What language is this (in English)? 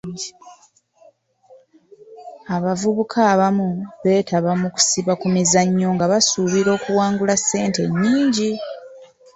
Ganda